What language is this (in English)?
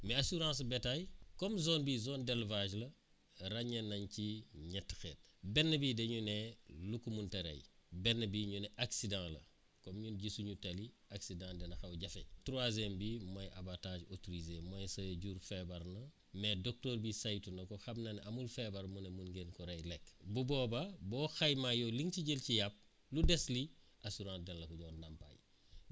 Wolof